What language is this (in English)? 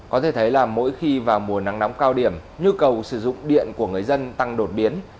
Vietnamese